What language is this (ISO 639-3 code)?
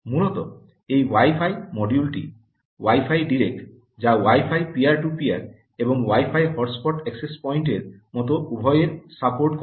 ben